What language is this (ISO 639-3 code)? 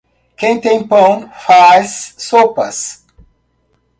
por